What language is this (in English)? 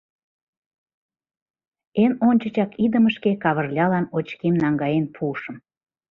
Mari